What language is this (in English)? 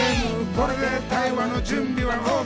Japanese